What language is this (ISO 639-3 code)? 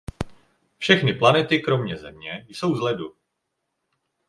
ces